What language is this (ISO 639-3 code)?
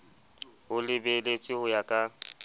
sot